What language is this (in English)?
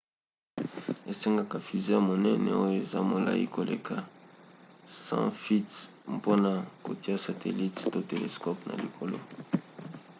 Lingala